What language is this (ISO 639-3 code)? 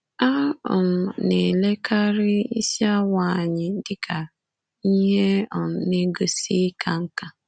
ibo